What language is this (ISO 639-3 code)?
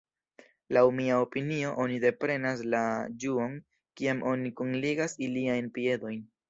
epo